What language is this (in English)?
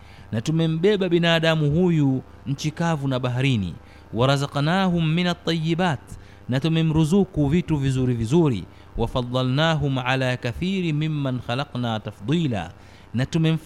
Swahili